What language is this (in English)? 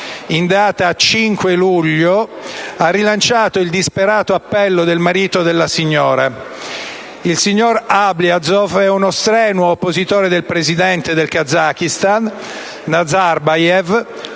Italian